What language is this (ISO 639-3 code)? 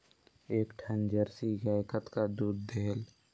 hne